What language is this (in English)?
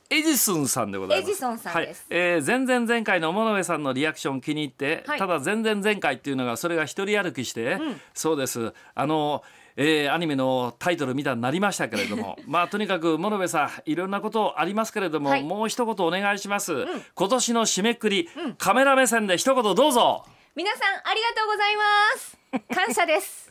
Japanese